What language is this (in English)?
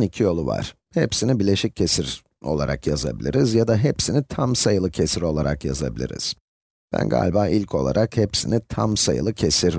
Turkish